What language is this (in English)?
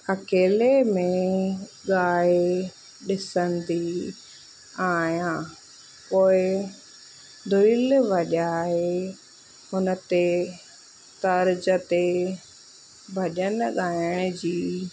Sindhi